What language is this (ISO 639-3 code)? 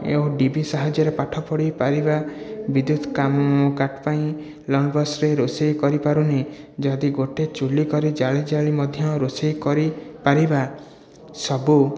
ori